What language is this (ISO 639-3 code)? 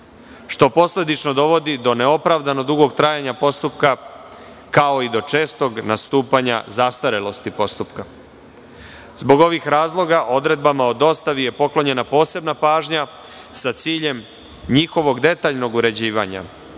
srp